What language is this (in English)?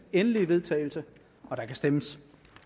Danish